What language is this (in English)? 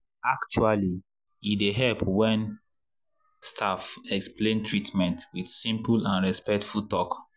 Nigerian Pidgin